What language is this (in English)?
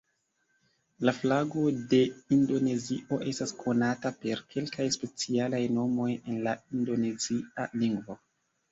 Esperanto